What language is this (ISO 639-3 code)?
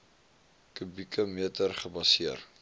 afr